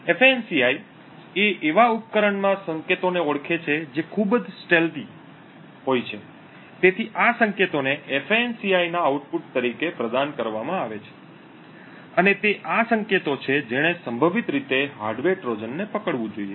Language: Gujarati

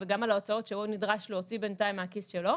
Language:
Hebrew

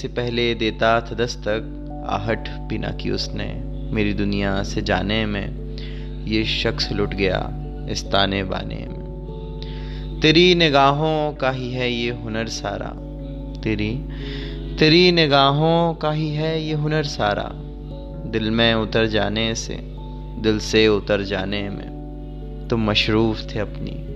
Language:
Hindi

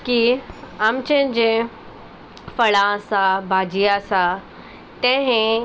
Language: Konkani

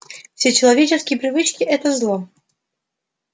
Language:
Russian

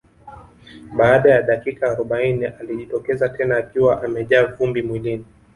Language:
Swahili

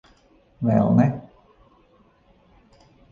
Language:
Latvian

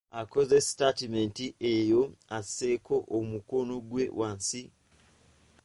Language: Ganda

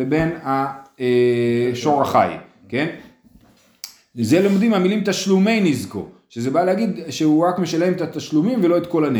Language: Hebrew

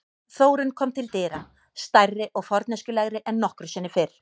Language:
Icelandic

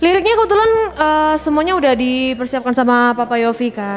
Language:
Indonesian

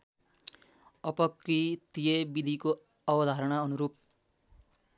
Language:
Nepali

